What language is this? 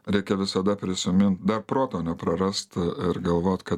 Lithuanian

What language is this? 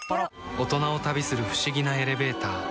Japanese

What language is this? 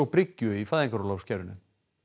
Icelandic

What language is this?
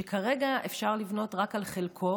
Hebrew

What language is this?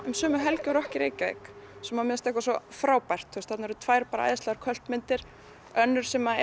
Icelandic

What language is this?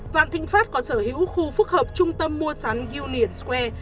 Vietnamese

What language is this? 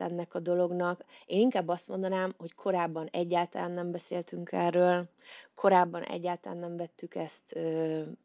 Hungarian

